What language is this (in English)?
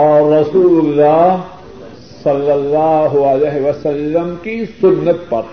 Urdu